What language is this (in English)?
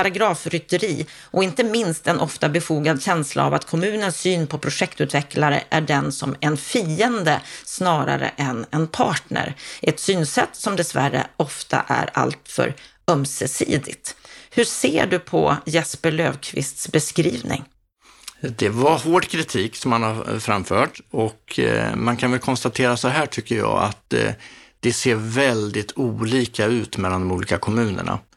Swedish